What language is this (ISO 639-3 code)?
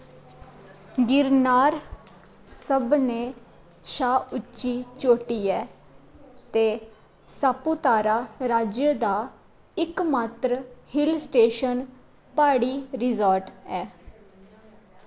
doi